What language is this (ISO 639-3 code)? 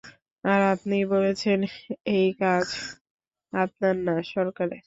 ben